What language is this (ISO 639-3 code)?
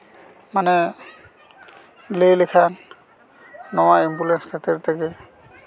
sat